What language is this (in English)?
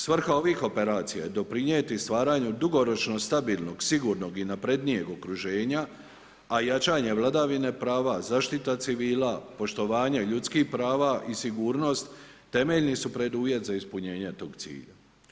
Croatian